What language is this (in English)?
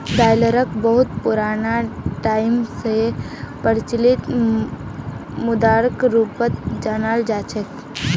Magahi